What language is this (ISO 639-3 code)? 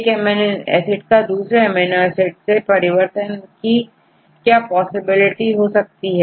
hin